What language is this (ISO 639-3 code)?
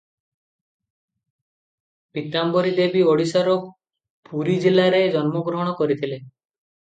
ori